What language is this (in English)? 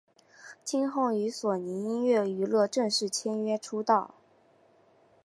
Chinese